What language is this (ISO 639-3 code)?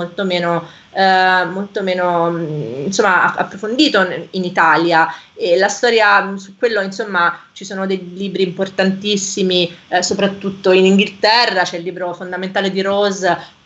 ita